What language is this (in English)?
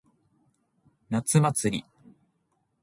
Japanese